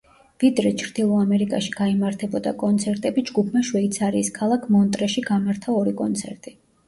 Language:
Georgian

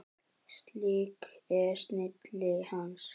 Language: Icelandic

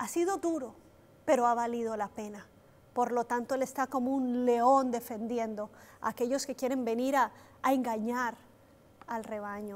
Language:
Spanish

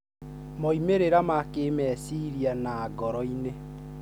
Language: Kikuyu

